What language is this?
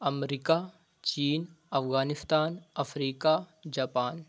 Urdu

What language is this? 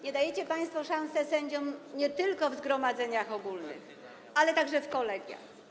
Polish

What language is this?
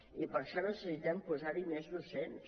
Catalan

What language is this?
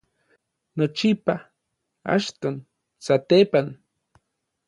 Orizaba Nahuatl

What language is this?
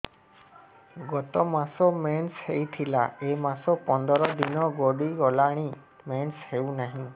Odia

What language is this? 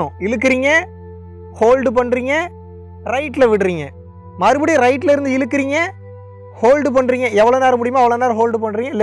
Tamil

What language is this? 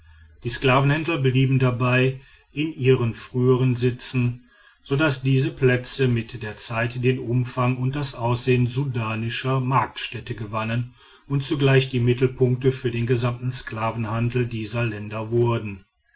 German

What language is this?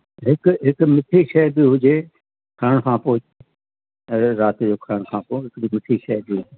Sindhi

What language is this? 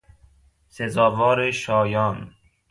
Persian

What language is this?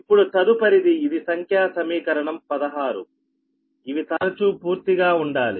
Telugu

